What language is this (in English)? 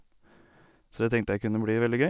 Norwegian